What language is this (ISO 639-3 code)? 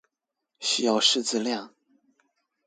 zho